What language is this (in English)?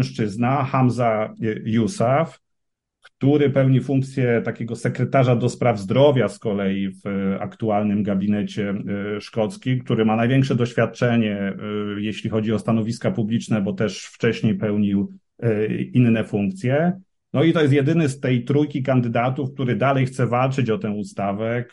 Polish